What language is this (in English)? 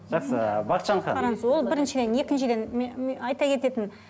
Kazakh